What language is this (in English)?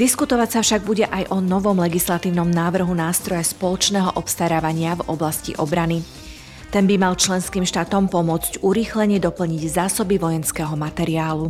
Slovak